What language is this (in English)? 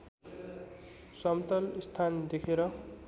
Nepali